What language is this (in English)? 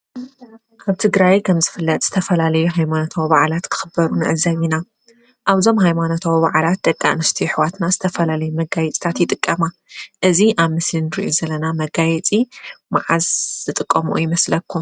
Tigrinya